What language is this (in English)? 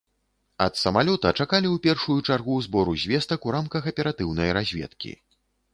Belarusian